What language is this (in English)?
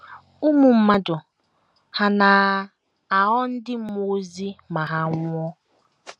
Igbo